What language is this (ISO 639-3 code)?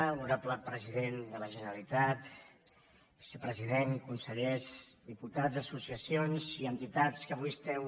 cat